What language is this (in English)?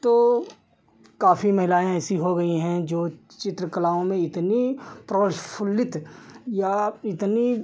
Hindi